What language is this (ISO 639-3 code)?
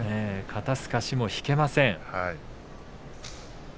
jpn